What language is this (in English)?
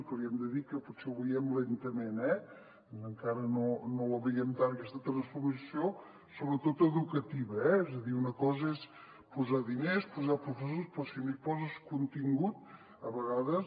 Catalan